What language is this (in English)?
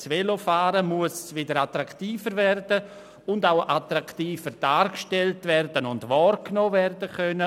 Swiss German